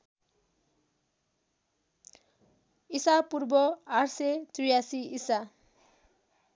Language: Nepali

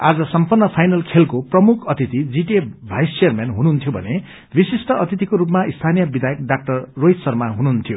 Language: Nepali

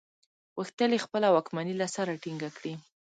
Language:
Pashto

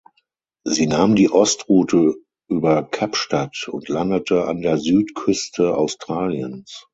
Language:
German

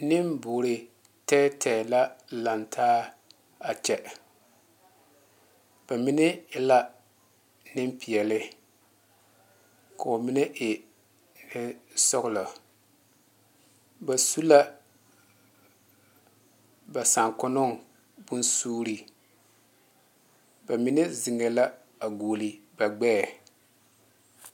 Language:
Southern Dagaare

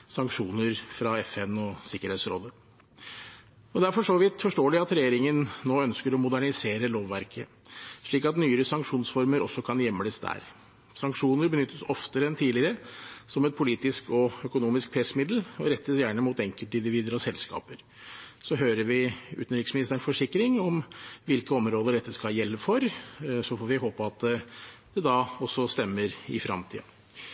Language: Norwegian Bokmål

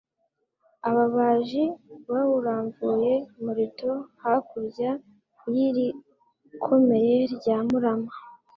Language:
Kinyarwanda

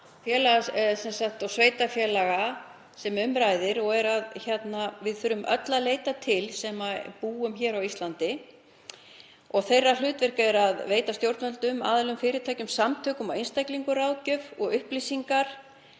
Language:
Icelandic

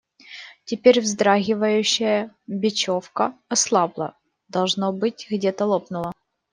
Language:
Russian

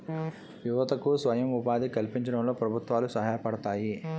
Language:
Telugu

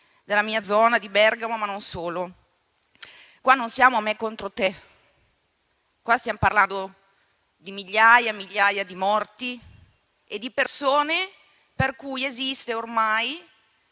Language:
Italian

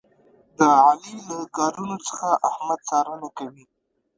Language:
Pashto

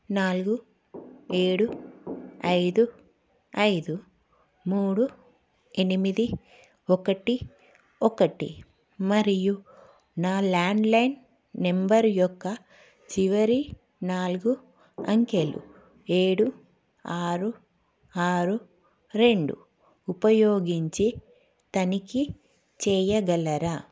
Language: Telugu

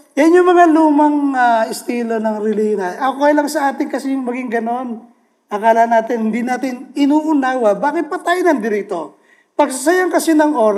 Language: Filipino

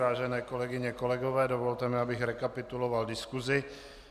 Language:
Czech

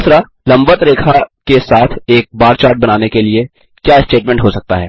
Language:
Hindi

